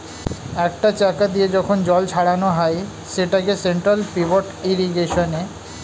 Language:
Bangla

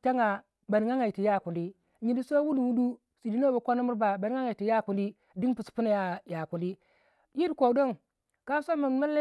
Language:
Waja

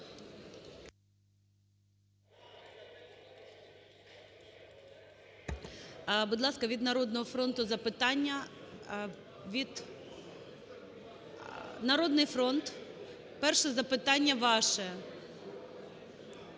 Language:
Ukrainian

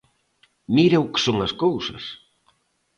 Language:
Galician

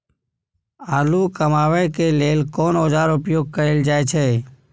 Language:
Maithili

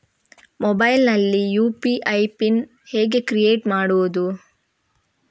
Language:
Kannada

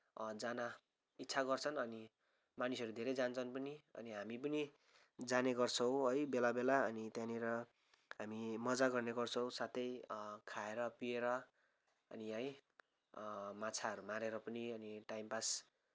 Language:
Nepali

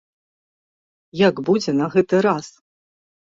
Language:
Belarusian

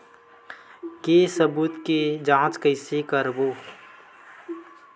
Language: Chhattisgarhi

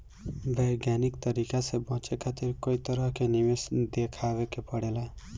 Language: Bhojpuri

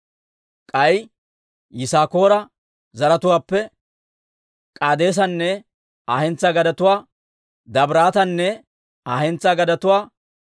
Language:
Dawro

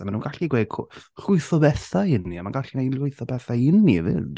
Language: Welsh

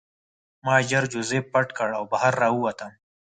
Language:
Pashto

